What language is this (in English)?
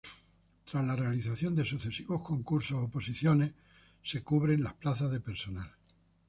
Spanish